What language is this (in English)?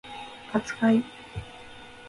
Japanese